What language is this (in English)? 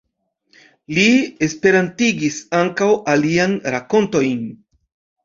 Esperanto